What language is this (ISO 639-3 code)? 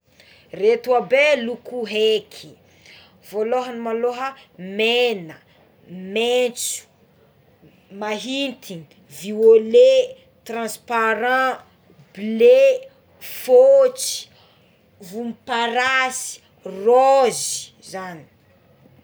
xmw